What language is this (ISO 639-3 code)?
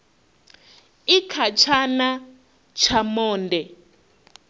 ven